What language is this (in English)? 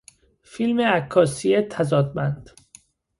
Persian